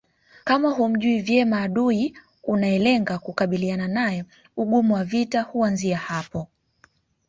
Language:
Swahili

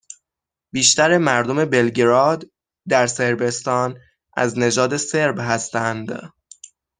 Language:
Persian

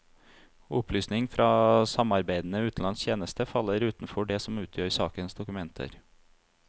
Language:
Norwegian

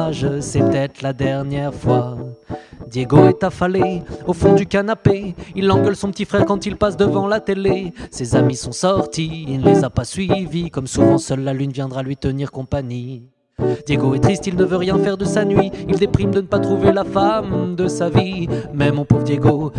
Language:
French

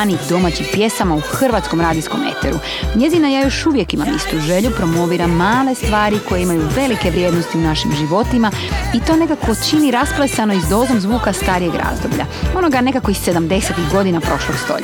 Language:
Croatian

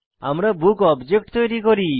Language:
Bangla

